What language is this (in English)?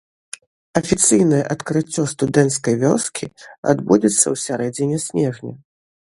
Belarusian